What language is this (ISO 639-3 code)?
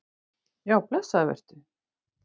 isl